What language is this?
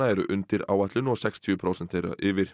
Icelandic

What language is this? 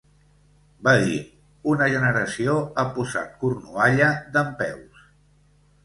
Catalan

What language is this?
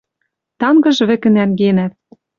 Western Mari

